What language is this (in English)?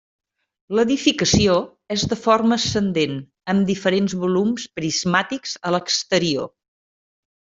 Catalan